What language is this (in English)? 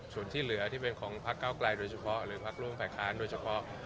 Thai